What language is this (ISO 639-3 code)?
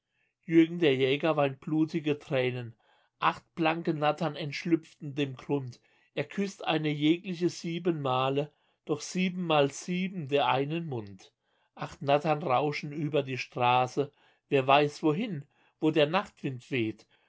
deu